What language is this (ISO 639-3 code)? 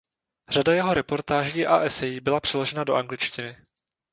ces